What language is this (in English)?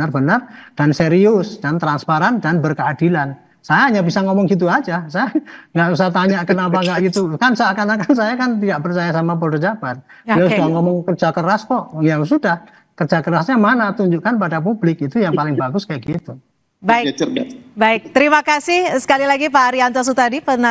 Indonesian